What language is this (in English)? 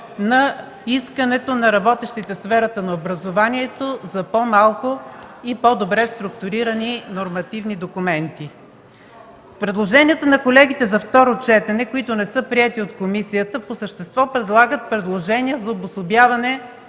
Bulgarian